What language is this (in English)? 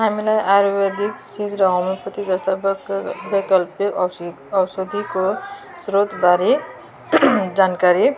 Nepali